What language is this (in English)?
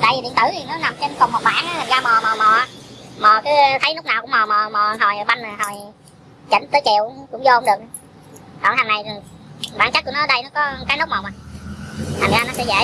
Vietnamese